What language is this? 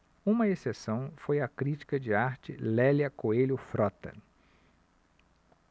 Portuguese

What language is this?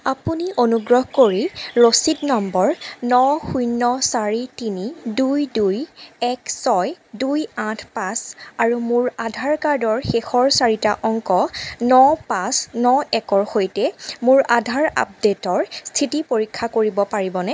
Assamese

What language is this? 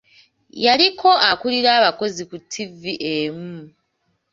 Ganda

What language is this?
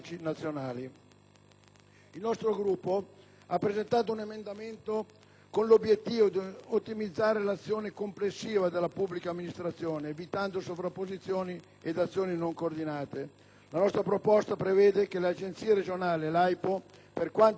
Italian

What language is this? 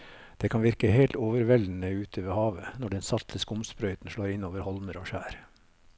Norwegian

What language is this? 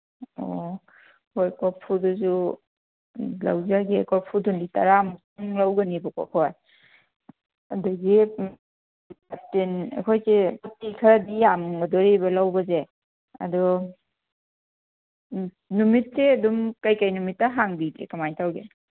Manipuri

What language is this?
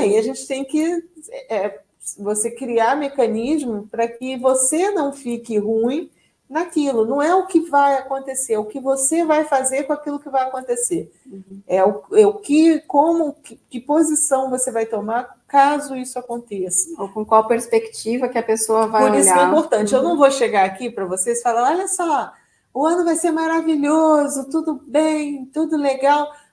Portuguese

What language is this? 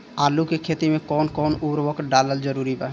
Bhojpuri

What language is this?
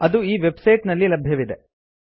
Kannada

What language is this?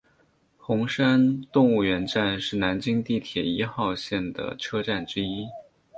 Chinese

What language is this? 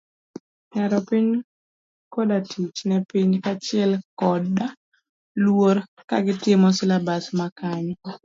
Luo (Kenya and Tanzania)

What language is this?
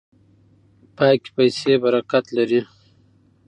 Pashto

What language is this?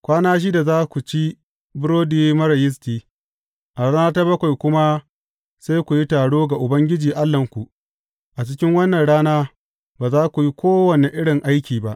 Hausa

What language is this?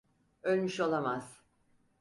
Turkish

